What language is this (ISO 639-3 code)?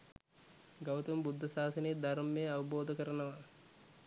sin